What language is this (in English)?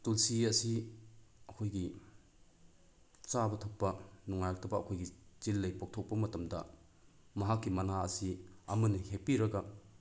Manipuri